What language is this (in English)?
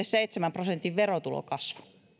Finnish